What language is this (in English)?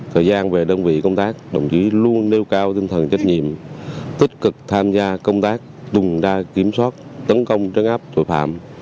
Vietnamese